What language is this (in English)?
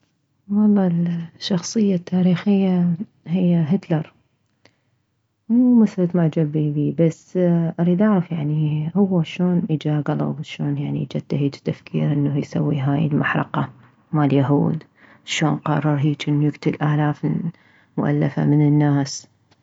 Mesopotamian Arabic